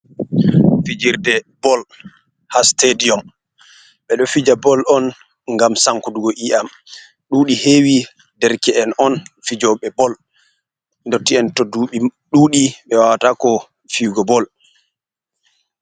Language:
Fula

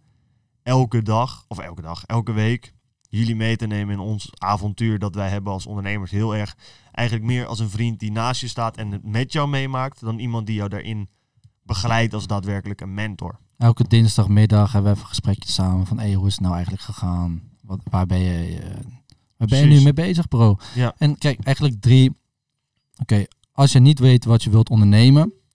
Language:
Dutch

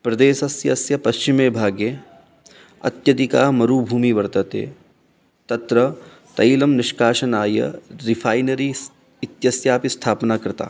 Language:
Sanskrit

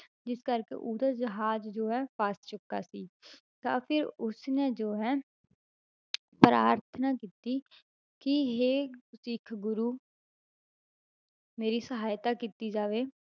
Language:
Punjabi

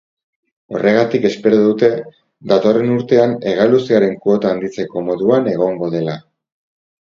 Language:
Basque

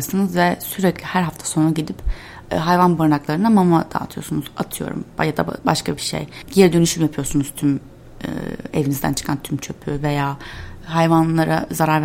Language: Turkish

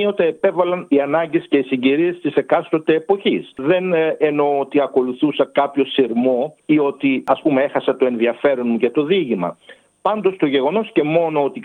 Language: Greek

